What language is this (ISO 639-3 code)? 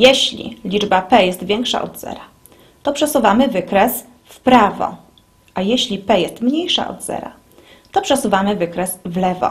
pol